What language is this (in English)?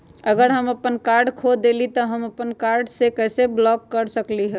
Magahi